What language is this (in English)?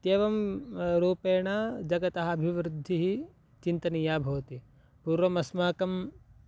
Sanskrit